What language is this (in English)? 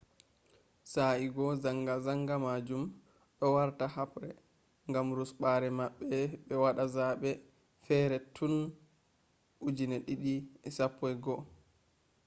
Fula